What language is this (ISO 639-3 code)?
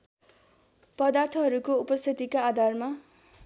nep